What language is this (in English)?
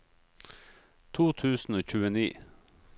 Norwegian